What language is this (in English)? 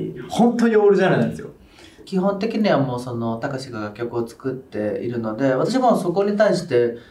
Japanese